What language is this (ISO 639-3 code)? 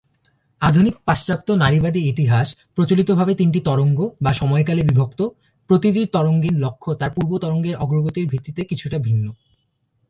ben